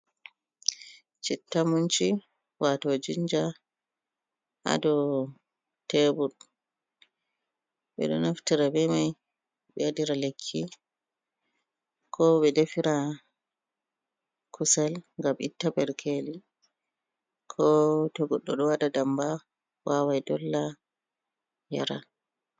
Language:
Fula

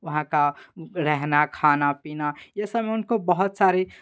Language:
Hindi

